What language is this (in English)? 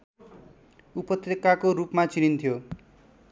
Nepali